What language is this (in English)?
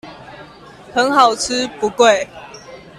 Chinese